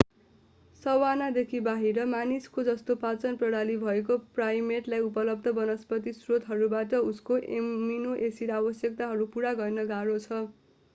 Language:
Nepali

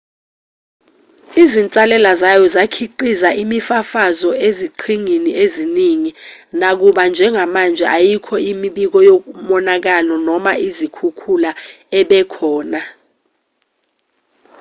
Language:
Zulu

